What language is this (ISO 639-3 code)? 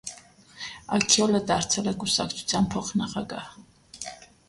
hye